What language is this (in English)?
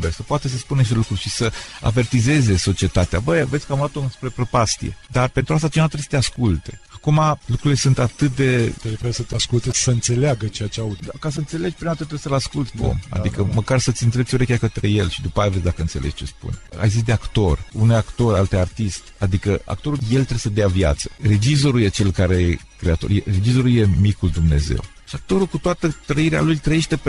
Romanian